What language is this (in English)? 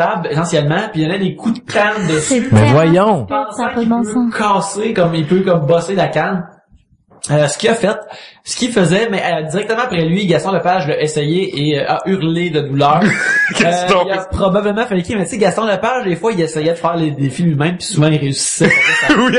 French